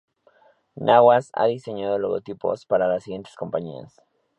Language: Spanish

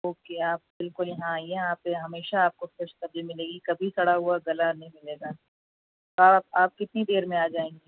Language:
Urdu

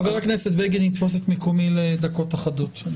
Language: Hebrew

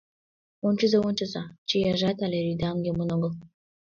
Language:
Mari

